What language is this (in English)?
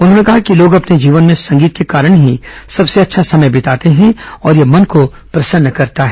Hindi